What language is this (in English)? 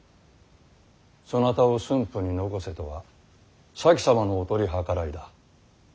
Japanese